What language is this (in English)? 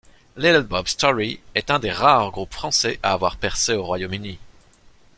French